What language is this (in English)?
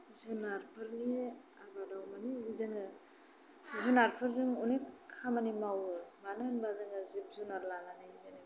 Bodo